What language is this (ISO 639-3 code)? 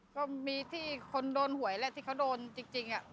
tha